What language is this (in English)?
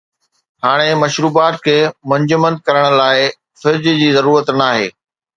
Sindhi